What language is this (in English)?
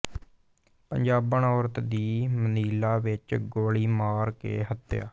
Punjabi